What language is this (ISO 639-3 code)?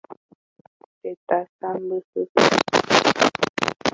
grn